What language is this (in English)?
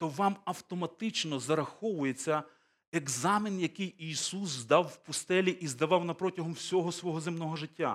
Ukrainian